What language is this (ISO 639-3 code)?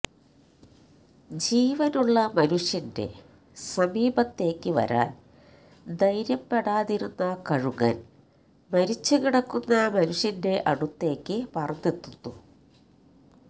mal